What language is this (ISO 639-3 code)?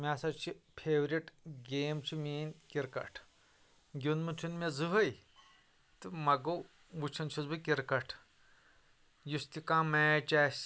kas